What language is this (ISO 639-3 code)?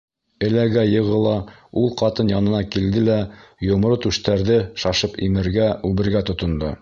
bak